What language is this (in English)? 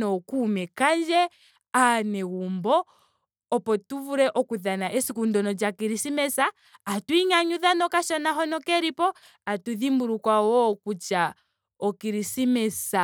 Ndonga